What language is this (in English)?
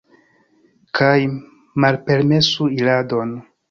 Esperanto